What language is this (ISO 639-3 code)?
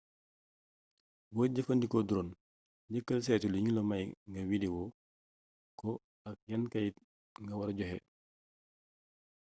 wol